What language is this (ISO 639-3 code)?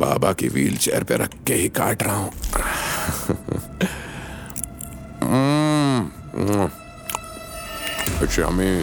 hin